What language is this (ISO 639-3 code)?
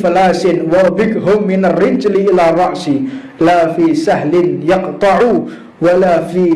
ind